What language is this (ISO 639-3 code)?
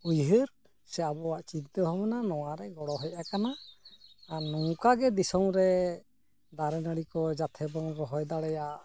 sat